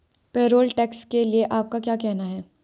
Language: Hindi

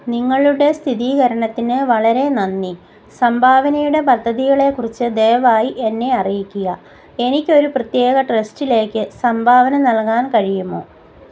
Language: Malayalam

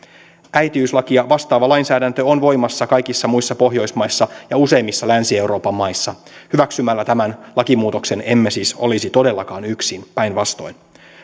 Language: Finnish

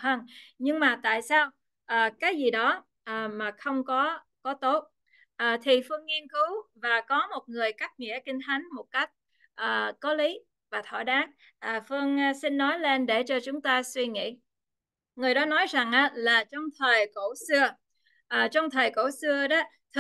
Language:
Vietnamese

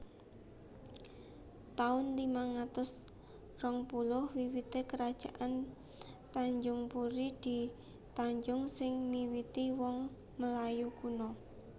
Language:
Javanese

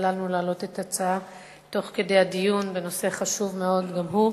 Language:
Hebrew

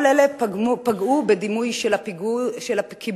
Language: Hebrew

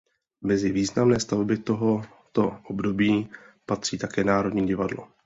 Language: Czech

